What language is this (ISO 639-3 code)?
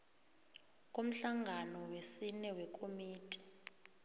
nbl